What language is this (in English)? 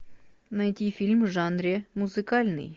Russian